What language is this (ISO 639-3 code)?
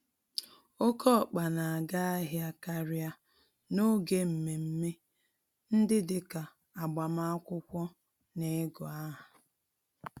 ibo